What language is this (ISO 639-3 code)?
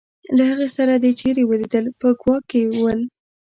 pus